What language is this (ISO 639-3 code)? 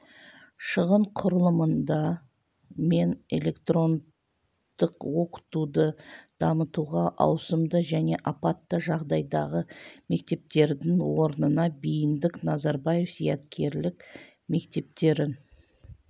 kaz